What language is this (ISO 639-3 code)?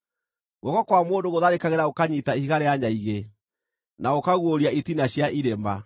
kik